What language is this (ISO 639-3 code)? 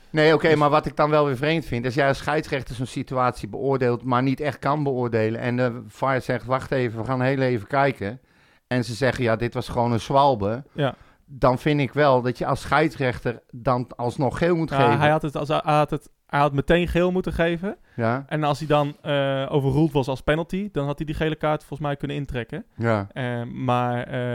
nld